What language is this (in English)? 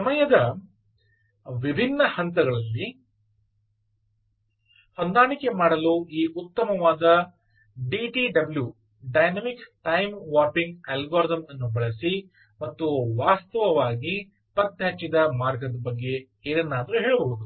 Kannada